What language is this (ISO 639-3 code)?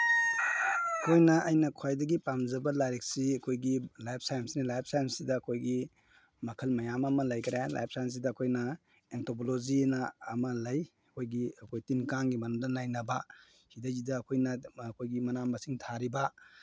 mni